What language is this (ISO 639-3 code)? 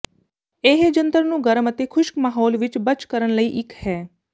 pan